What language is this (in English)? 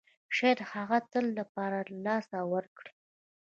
Pashto